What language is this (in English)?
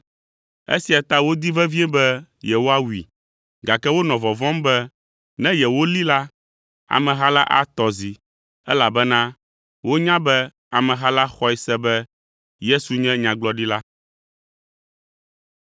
Ewe